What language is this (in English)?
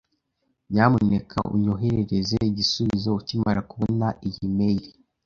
Kinyarwanda